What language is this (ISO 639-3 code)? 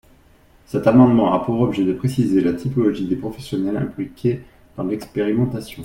fra